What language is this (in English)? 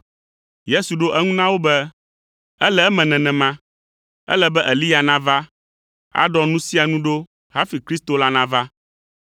Ewe